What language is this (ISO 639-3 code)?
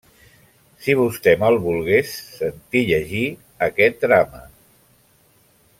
cat